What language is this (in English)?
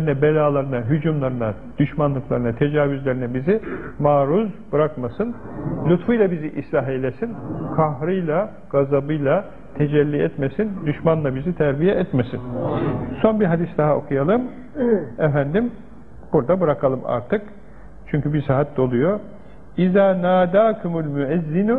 Turkish